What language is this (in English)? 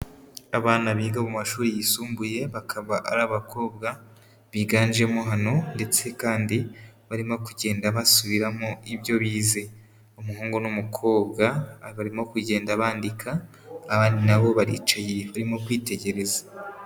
Kinyarwanda